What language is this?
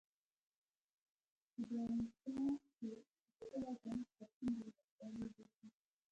Pashto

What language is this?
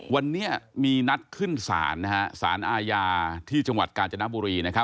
Thai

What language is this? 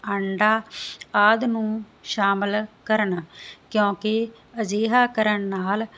Punjabi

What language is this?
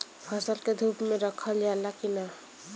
Bhojpuri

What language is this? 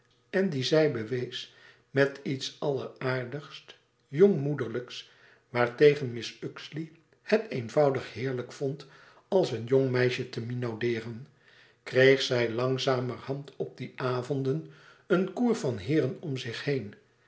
Dutch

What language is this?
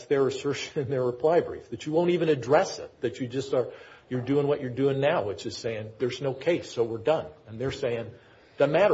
English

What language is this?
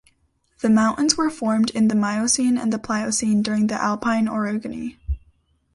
English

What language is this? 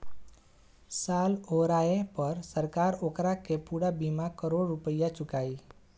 Bhojpuri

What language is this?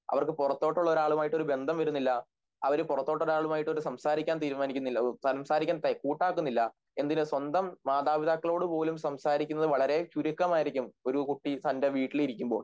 Malayalam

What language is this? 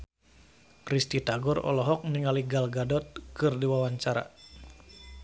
Sundanese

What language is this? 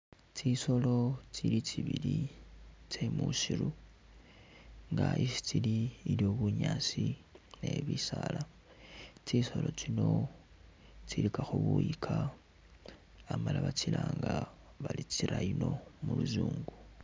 Masaaba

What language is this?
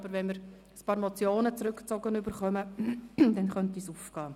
Swiss German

